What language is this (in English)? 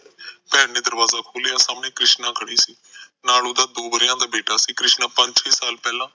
Punjabi